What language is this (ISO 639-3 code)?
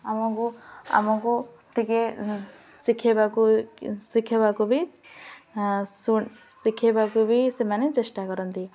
ori